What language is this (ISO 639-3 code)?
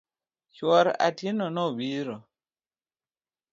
luo